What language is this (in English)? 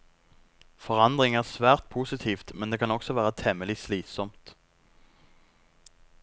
Norwegian